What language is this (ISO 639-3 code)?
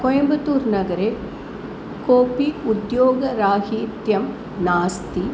san